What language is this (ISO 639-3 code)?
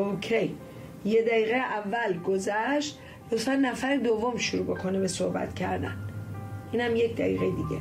fas